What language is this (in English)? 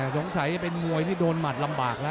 Thai